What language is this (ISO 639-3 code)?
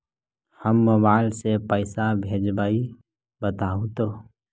mag